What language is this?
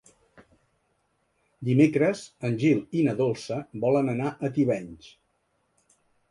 Catalan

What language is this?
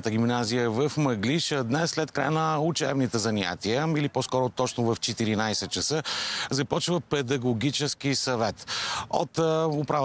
Bulgarian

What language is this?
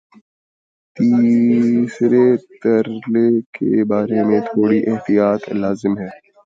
Urdu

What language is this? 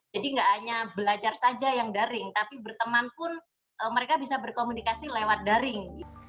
Indonesian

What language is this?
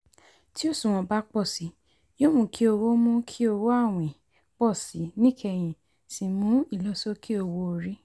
Yoruba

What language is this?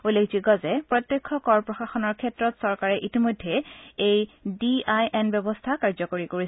Assamese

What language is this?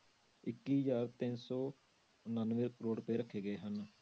Punjabi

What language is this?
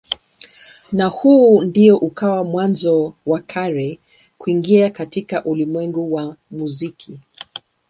Swahili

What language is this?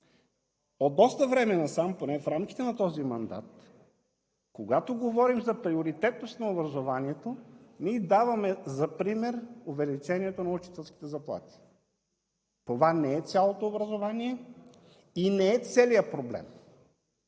Bulgarian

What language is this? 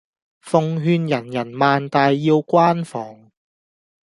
Cantonese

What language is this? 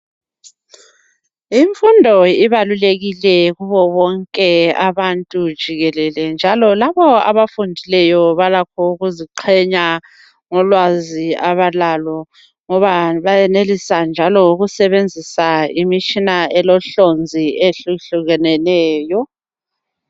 North Ndebele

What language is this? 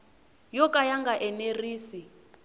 Tsonga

